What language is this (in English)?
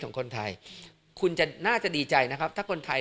Thai